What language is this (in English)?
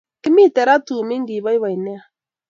Kalenjin